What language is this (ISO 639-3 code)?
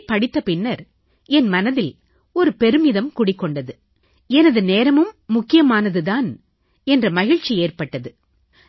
tam